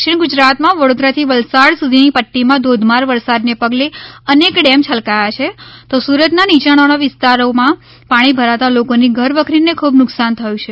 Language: Gujarati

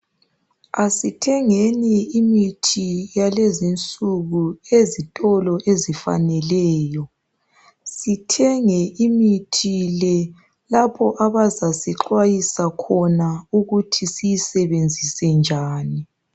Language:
North Ndebele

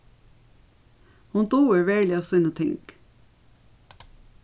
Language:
Faroese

